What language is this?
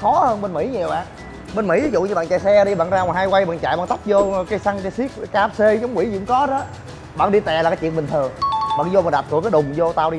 Vietnamese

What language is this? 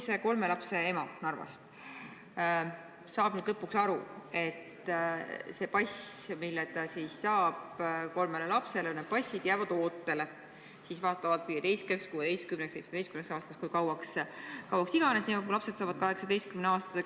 Estonian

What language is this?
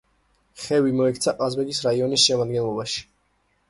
Georgian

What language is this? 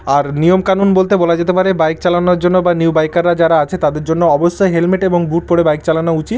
Bangla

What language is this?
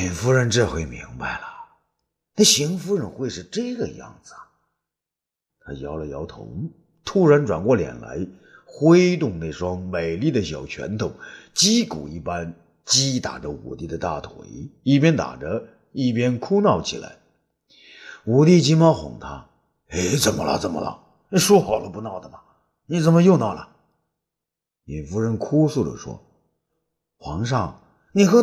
Chinese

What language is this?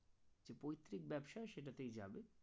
Bangla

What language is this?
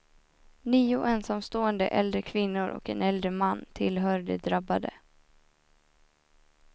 Swedish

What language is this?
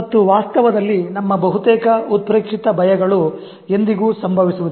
Kannada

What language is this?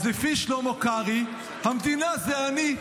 Hebrew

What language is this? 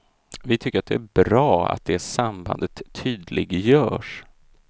Swedish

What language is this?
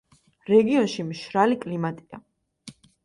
Georgian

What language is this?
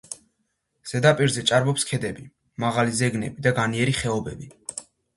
Georgian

